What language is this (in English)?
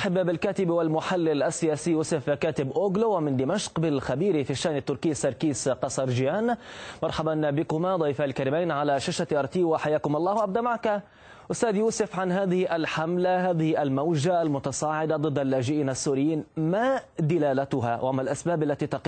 Arabic